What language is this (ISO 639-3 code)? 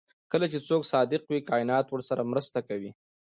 pus